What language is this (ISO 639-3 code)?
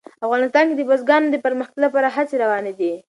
pus